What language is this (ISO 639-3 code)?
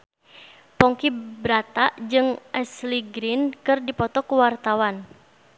sun